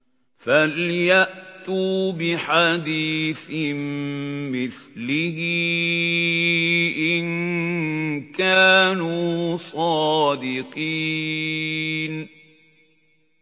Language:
Arabic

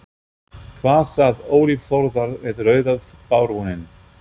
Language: Icelandic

